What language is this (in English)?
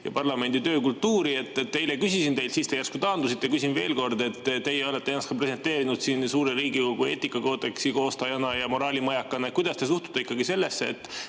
Estonian